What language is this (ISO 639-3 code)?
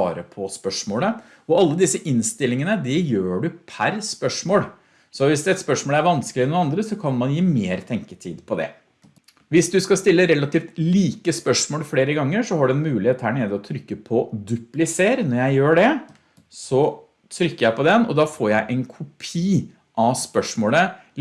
nor